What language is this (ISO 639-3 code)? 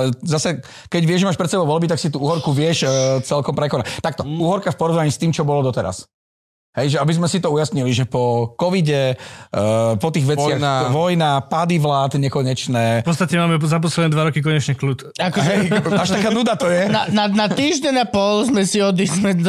slk